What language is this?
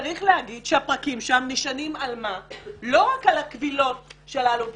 Hebrew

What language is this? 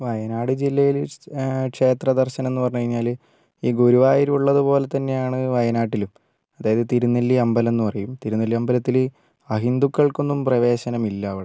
Malayalam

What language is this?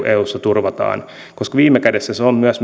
Finnish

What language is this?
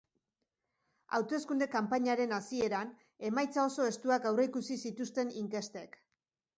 Basque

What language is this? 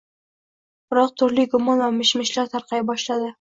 Uzbek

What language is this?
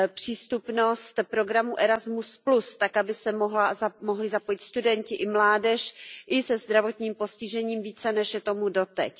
Czech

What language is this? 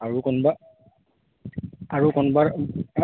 Assamese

